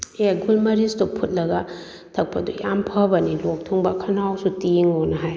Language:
Manipuri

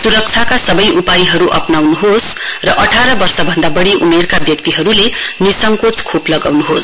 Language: Nepali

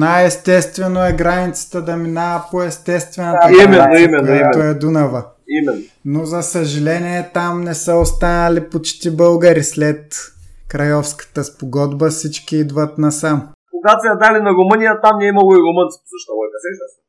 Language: Bulgarian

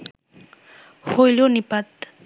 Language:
Bangla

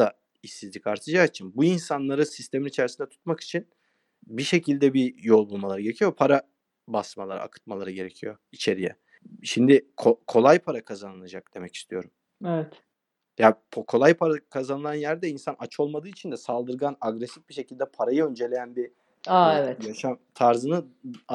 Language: Turkish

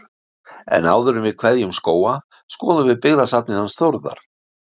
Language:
Icelandic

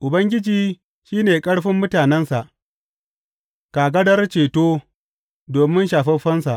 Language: Hausa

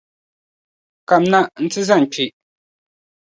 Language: Dagbani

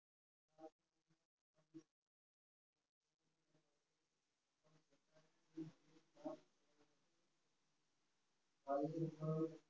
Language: Gujarati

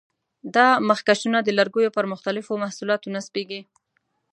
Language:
Pashto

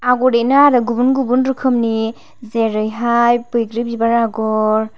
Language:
Bodo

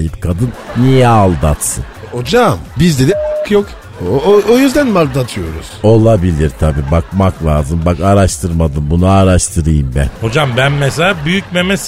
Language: Turkish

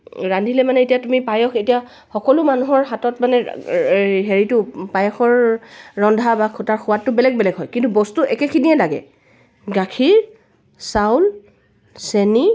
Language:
Assamese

